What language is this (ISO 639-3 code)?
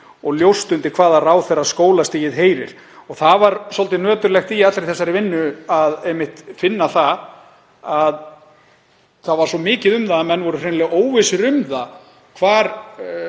isl